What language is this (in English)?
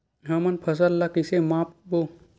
Chhattisgarhi